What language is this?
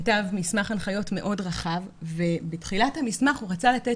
Hebrew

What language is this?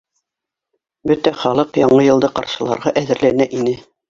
Bashkir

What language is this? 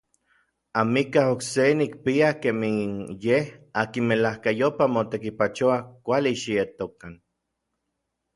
Orizaba Nahuatl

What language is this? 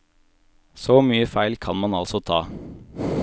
Norwegian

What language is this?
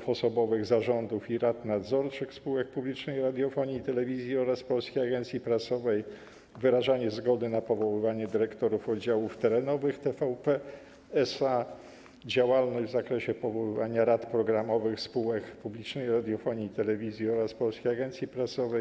Polish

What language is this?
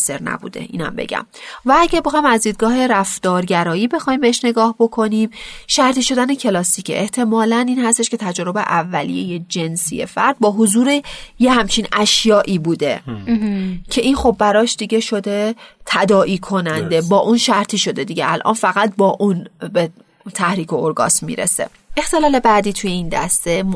Persian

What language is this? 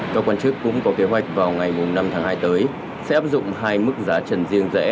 Vietnamese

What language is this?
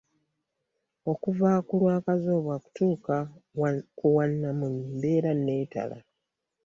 Ganda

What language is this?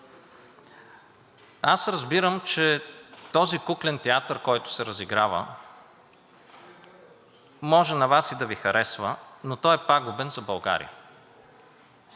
Bulgarian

